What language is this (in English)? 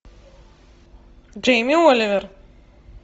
Russian